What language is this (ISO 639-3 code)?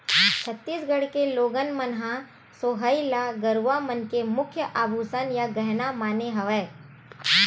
hne